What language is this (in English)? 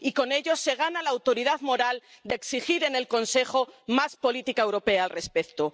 Spanish